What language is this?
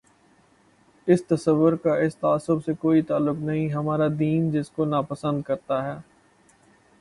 Urdu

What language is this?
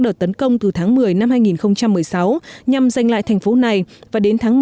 Vietnamese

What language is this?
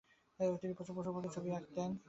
Bangla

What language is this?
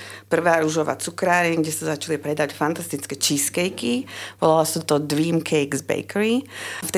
Slovak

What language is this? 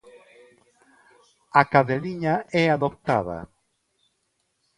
Galician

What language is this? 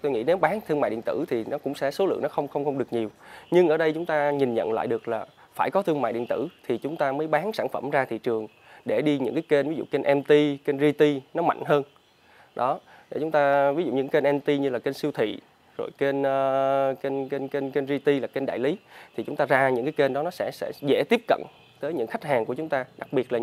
Vietnamese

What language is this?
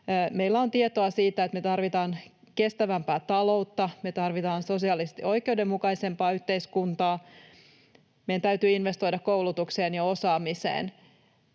Finnish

